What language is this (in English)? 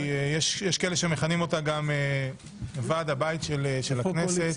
Hebrew